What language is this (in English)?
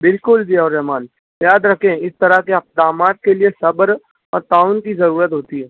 Urdu